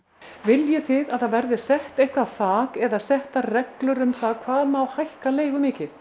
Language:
Icelandic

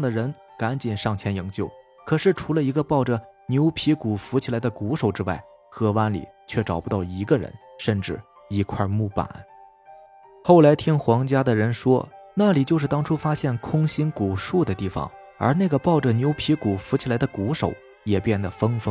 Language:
Chinese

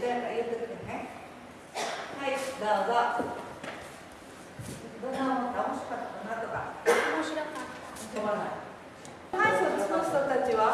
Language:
Japanese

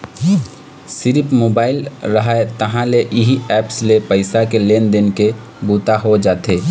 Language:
Chhattisgarhi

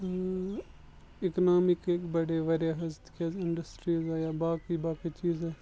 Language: Kashmiri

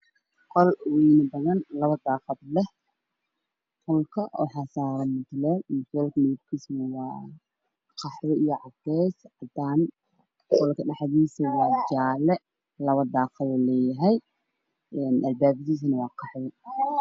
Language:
Somali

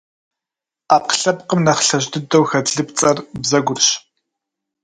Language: Kabardian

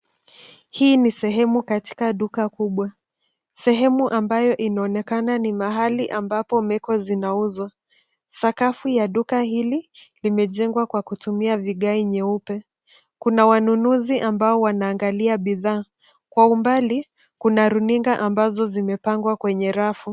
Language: Swahili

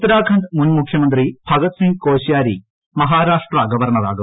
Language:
Malayalam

